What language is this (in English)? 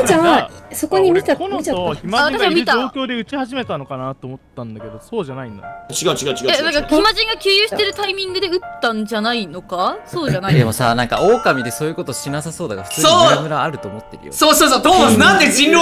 Japanese